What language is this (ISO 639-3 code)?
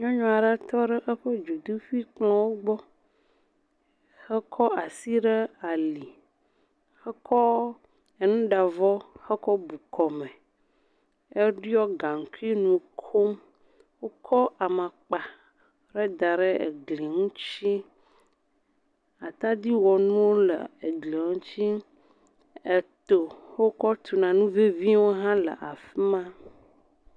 ewe